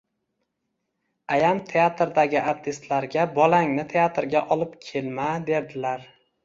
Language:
Uzbek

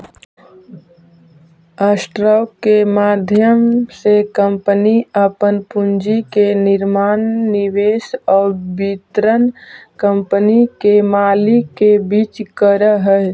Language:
Magahi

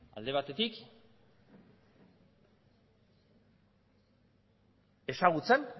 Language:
Basque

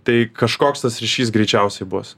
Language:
Lithuanian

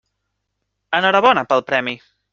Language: Catalan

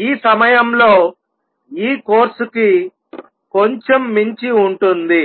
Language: Telugu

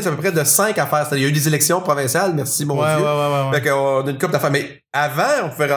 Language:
French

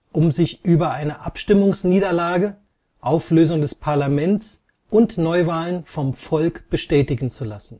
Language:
German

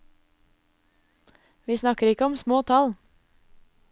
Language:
Norwegian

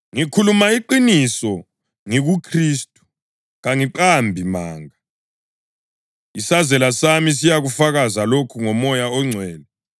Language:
North Ndebele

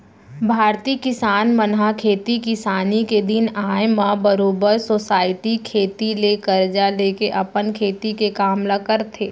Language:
Chhattisgarhi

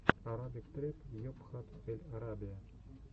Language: Russian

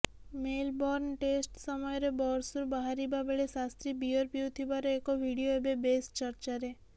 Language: Odia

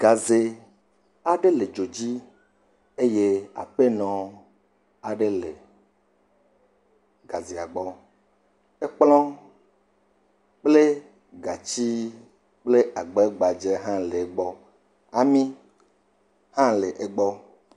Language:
Ewe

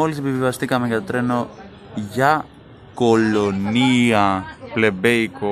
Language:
Greek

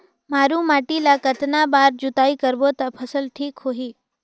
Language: Chhattisgarhi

